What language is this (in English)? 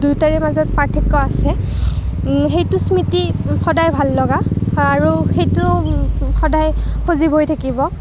Assamese